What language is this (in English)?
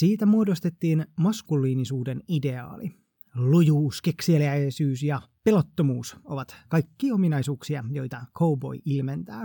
Finnish